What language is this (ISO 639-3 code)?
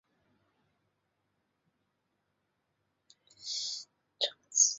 zho